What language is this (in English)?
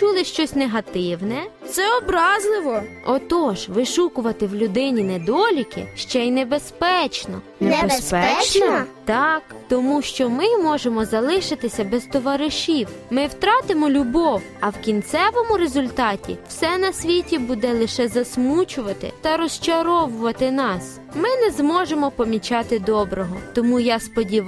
Ukrainian